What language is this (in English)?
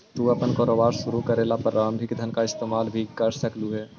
Magahi